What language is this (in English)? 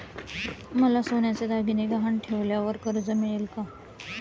Marathi